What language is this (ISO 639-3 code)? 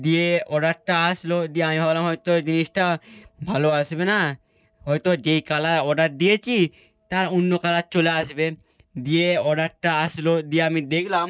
ben